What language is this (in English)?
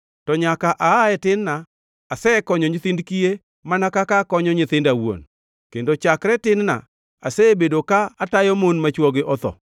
Luo (Kenya and Tanzania)